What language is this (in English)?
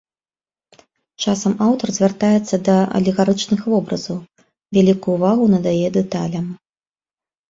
Belarusian